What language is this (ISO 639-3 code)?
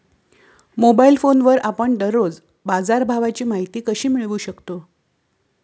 mar